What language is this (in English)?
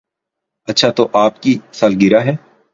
Urdu